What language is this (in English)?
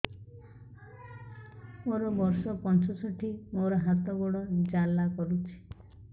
Odia